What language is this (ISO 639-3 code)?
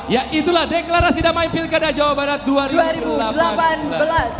ind